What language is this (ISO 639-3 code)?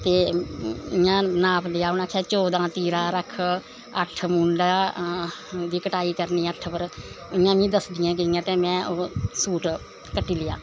doi